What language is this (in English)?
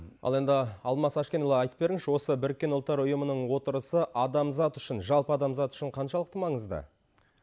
Kazakh